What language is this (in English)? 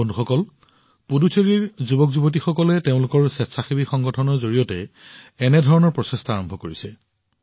Assamese